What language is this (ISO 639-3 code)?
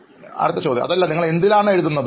mal